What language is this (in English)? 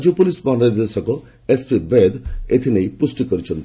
Odia